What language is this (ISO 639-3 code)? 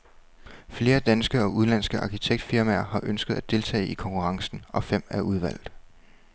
dan